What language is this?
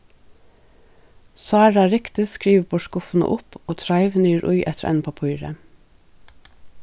Faroese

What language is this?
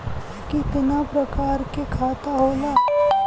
Bhojpuri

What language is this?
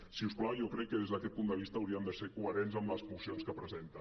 Catalan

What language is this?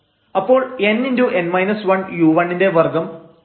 Malayalam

